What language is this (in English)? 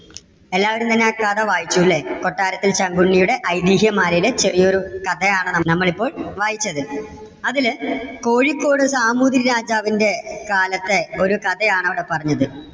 Malayalam